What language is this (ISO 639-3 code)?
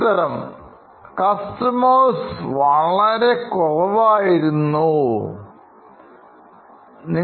mal